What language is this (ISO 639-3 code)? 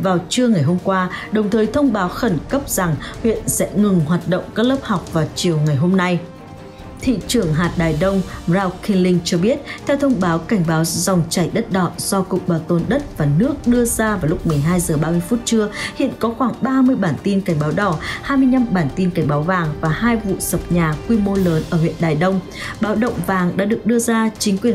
vie